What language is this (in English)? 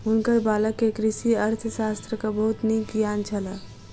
Maithili